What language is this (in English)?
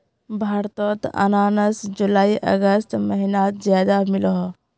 Magahi